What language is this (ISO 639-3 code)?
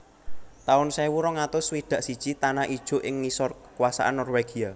jav